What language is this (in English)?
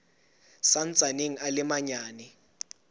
Southern Sotho